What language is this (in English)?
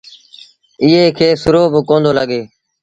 Sindhi Bhil